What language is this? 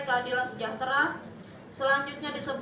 Indonesian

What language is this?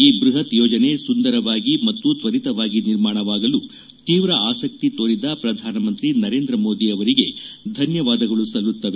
Kannada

